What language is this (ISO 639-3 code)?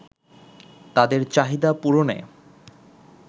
ben